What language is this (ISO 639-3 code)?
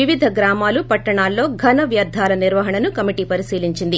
tel